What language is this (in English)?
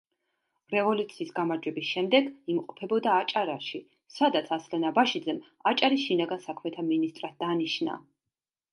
Georgian